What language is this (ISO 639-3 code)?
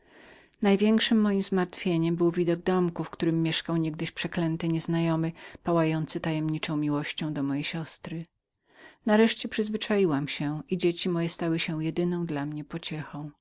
pol